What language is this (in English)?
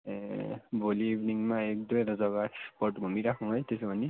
Nepali